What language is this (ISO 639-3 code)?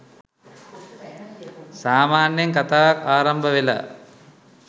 sin